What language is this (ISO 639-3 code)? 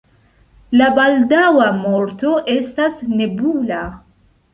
epo